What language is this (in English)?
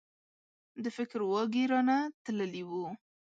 Pashto